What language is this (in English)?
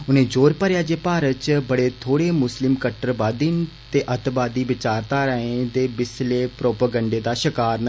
Dogri